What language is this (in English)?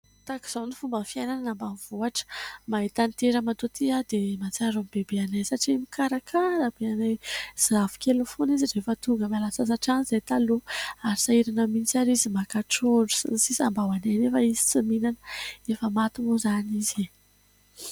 Malagasy